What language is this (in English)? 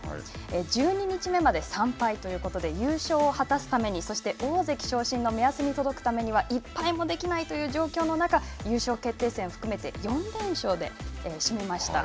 Japanese